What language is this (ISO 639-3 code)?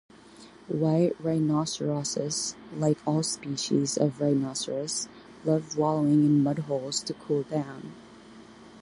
eng